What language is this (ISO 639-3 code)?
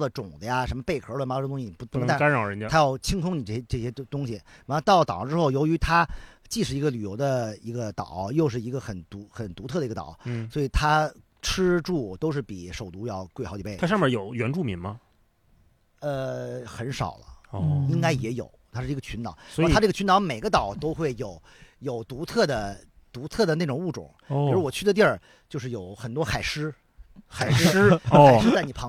zho